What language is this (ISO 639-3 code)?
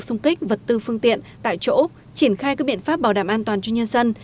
vie